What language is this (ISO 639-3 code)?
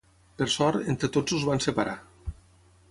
cat